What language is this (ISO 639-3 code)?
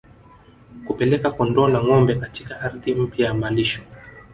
swa